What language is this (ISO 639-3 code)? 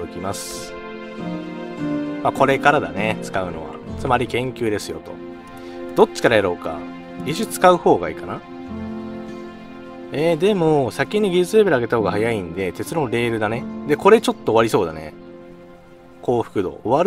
jpn